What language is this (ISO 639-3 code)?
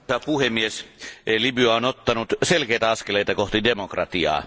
fin